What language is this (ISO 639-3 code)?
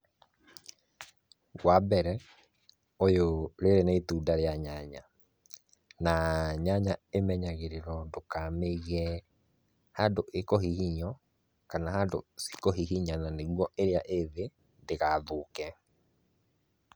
kik